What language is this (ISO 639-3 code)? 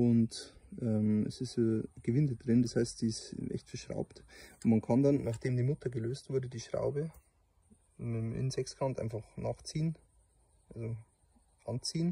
deu